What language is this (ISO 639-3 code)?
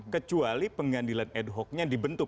ind